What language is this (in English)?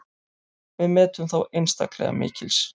Icelandic